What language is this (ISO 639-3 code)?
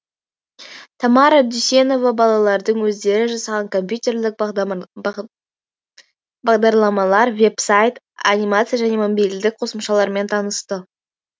kaz